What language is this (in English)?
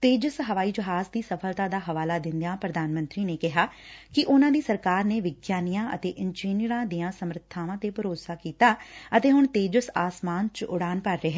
Punjabi